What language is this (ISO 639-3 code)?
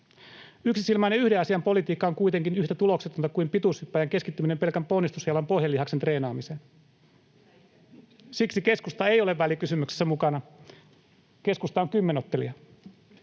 fin